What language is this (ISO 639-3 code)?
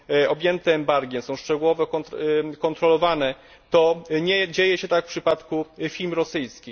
pol